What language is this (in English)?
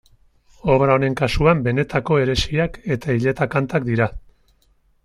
Basque